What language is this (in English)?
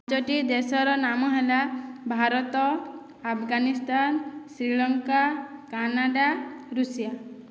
Odia